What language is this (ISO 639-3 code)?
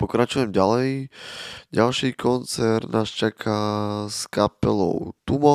slk